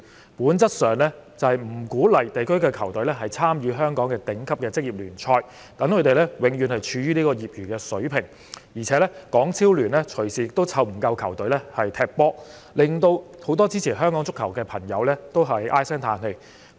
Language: Cantonese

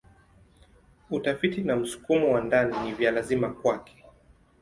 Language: Swahili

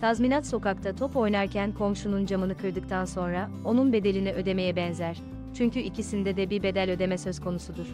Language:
Turkish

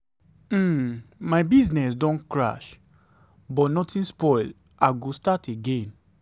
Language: Nigerian Pidgin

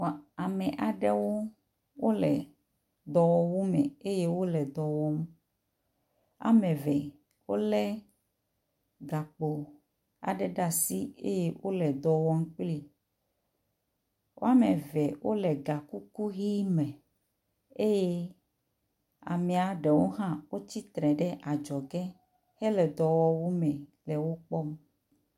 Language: Ewe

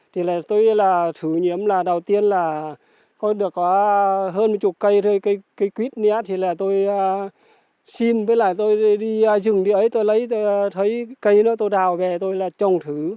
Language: Vietnamese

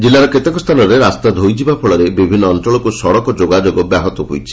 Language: Odia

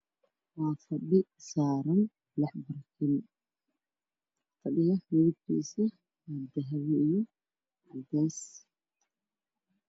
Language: Somali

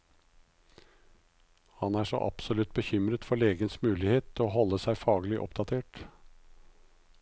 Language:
Norwegian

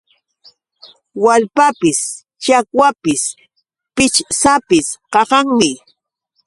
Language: Yauyos Quechua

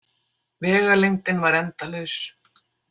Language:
Icelandic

